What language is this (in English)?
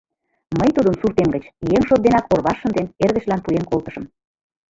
Mari